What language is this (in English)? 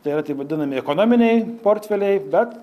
Lithuanian